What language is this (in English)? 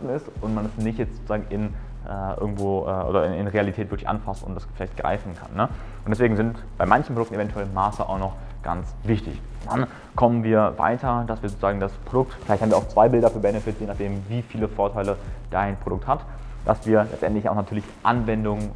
German